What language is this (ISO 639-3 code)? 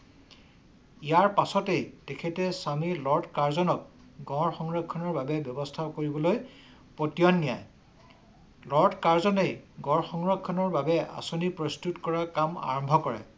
asm